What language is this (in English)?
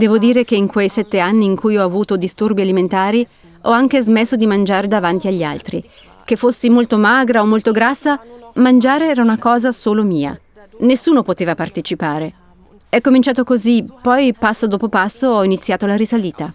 Italian